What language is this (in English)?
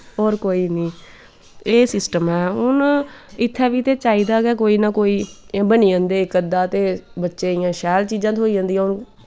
Dogri